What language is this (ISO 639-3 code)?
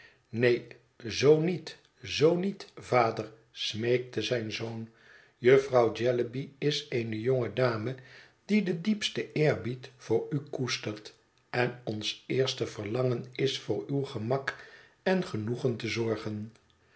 nld